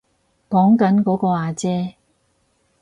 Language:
Cantonese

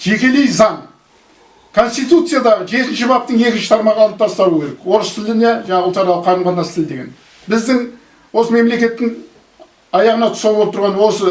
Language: Kazakh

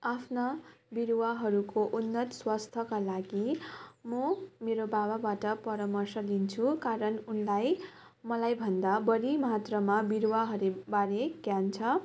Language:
Nepali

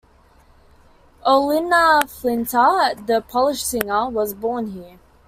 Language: English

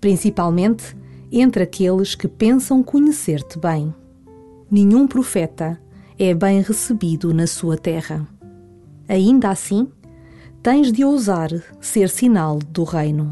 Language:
Portuguese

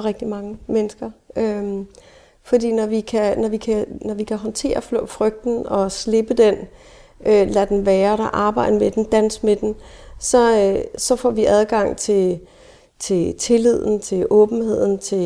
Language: Danish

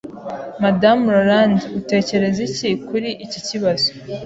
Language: Kinyarwanda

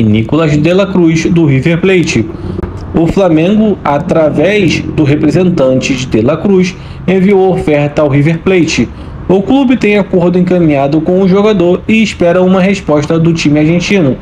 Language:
Portuguese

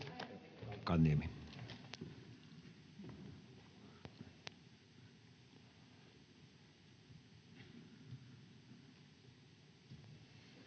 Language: Finnish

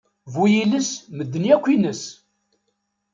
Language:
Kabyle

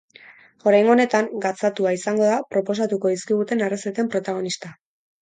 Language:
Basque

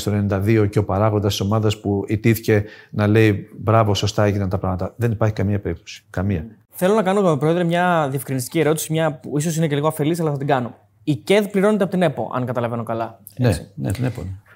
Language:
Greek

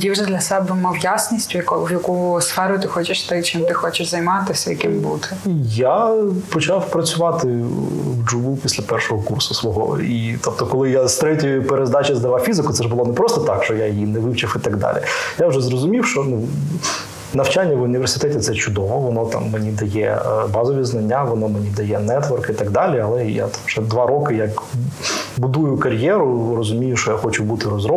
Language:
Ukrainian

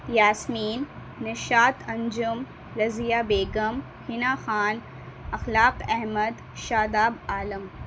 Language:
Urdu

